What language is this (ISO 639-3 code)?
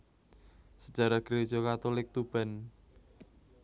jav